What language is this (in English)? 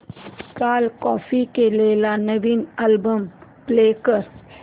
Marathi